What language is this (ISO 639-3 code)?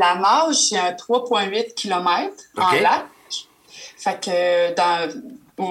fra